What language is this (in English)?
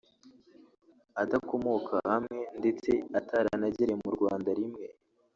Kinyarwanda